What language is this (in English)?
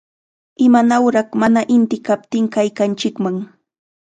Chiquián Ancash Quechua